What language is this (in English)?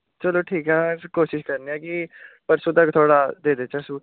Dogri